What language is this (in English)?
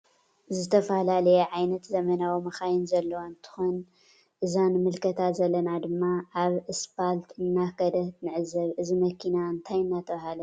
Tigrinya